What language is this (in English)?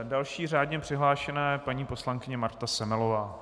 Czech